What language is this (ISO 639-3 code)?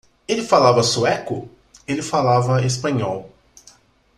por